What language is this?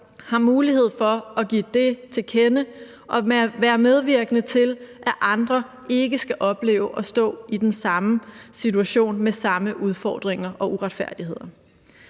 Danish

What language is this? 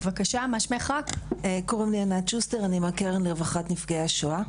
Hebrew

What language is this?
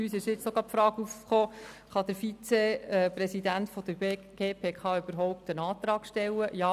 Swiss German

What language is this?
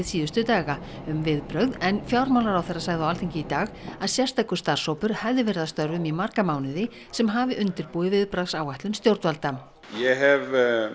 Icelandic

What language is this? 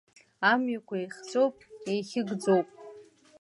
Abkhazian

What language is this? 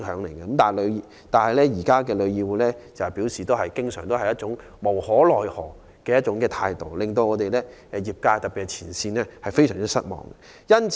Cantonese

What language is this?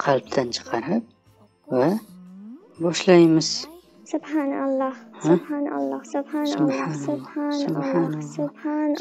Turkish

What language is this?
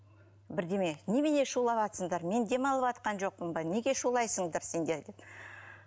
Kazakh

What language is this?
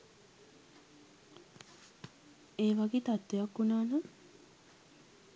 Sinhala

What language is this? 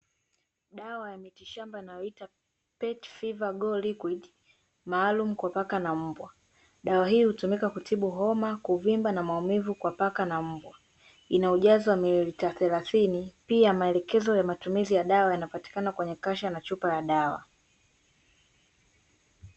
Swahili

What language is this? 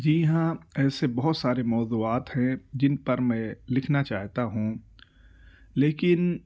Urdu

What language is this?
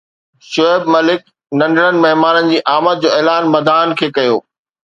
Sindhi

